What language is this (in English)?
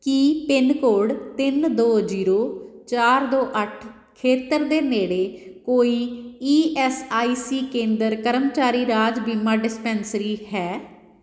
Punjabi